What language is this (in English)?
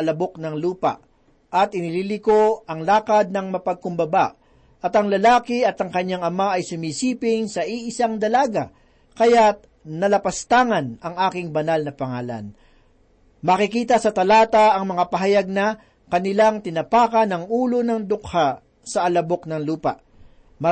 Filipino